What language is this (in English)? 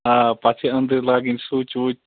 Kashmiri